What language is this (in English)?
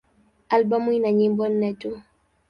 Swahili